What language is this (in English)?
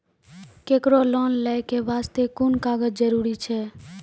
Maithili